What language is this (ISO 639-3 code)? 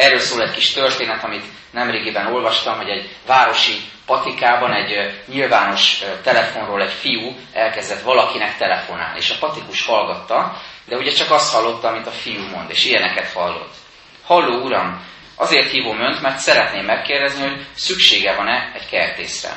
hun